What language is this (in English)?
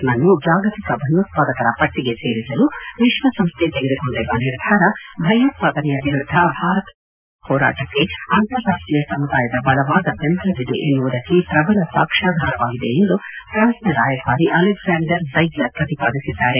Kannada